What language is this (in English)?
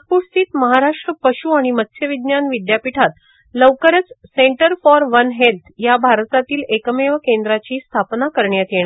Marathi